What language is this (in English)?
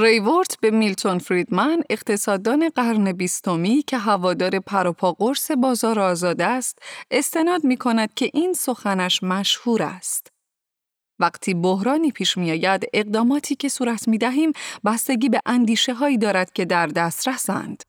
Persian